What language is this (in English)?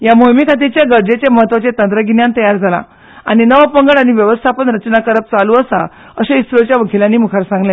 Konkani